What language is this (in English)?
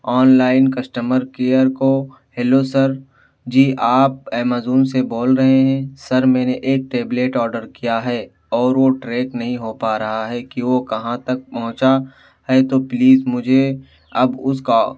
Urdu